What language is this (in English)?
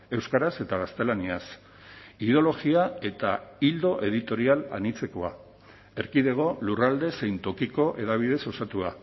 Basque